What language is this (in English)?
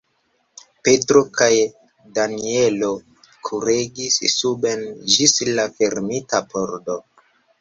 Esperanto